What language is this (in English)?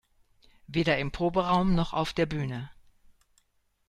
German